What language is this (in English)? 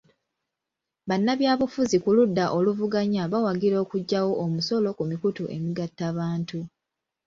Ganda